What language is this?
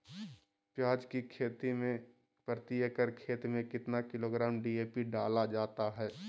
Magahi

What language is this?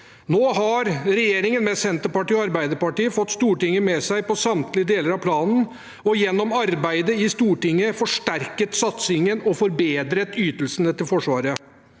Norwegian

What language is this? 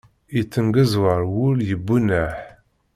Kabyle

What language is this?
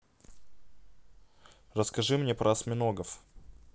Russian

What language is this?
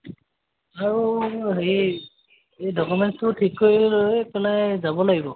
Assamese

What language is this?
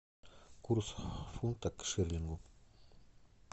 Russian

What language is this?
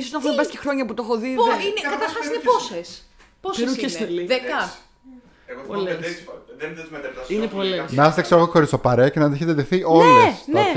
Greek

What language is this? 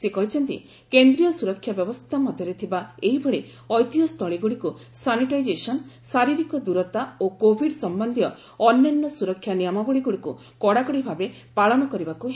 Odia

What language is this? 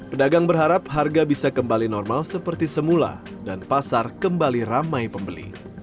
Indonesian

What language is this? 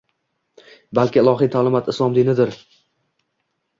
Uzbek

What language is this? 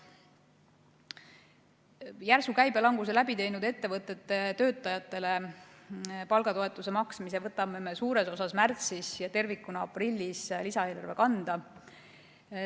Estonian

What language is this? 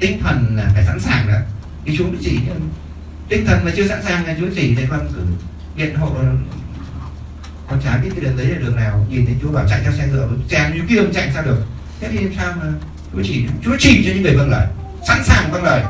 Vietnamese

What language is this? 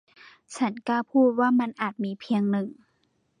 Thai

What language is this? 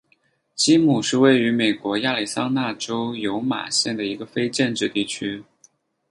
Chinese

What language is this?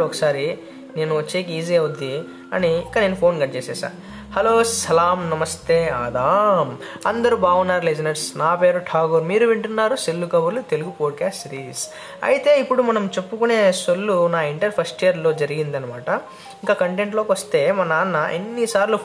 Telugu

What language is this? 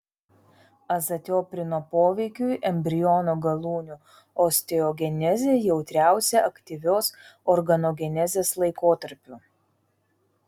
Lithuanian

